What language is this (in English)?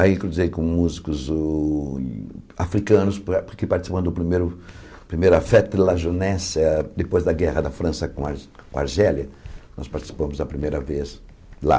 Portuguese